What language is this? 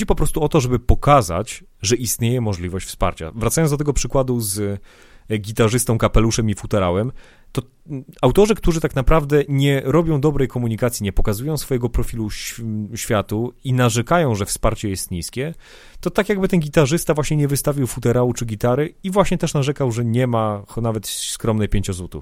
Polish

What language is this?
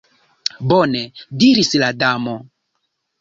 Esperanto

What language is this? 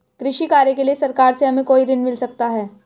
Hindi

